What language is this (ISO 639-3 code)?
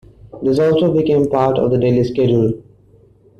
eng